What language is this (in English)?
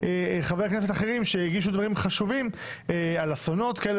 Hebrew